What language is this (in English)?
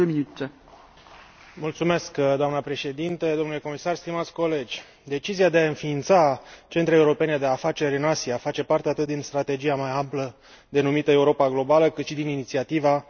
Romanian